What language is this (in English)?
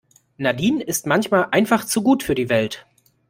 German